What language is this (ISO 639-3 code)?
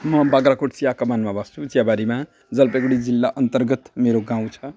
nep